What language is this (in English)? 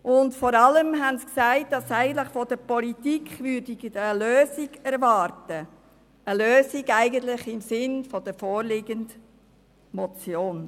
Swiss German